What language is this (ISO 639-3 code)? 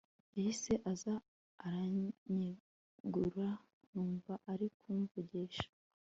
kin